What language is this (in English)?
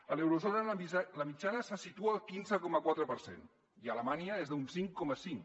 Catalan